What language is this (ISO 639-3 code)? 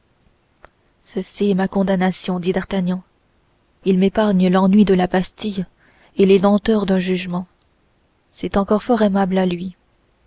fra